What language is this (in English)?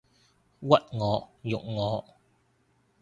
Cantonese